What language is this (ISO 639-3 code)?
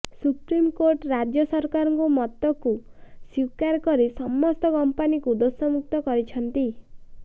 ori